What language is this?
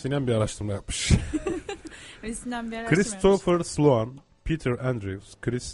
Turkish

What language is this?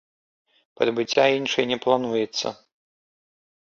Belarusian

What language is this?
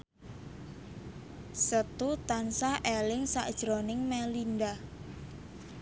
Javanese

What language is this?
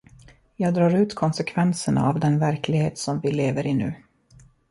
Swedish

